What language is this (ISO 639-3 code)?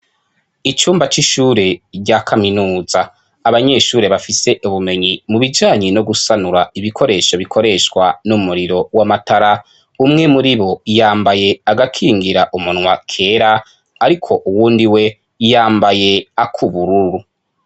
run